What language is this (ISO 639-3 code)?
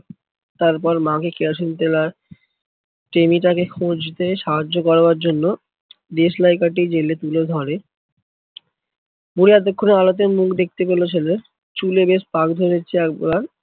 ben